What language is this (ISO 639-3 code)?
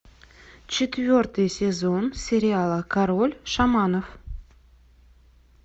rus